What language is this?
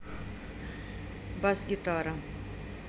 Russian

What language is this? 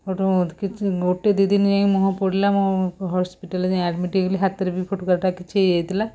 Odia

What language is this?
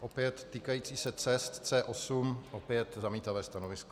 Czech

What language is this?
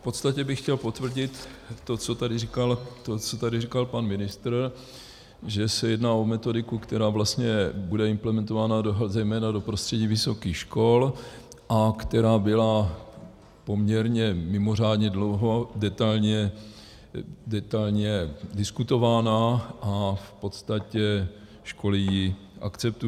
Czech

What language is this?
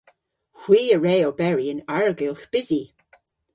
Cornish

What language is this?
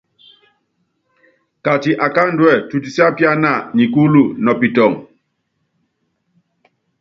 Yangben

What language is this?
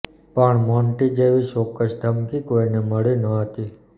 Gujarati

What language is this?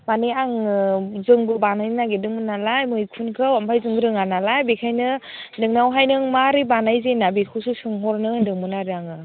Bodo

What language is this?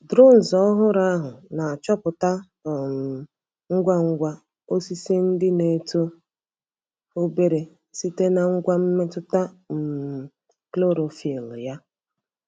Igbo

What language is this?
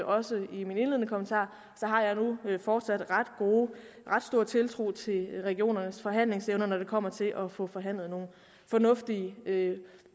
Danish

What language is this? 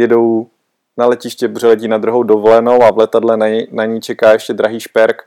Czech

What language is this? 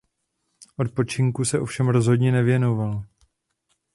Czech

